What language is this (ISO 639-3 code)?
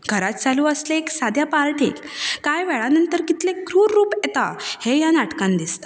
kok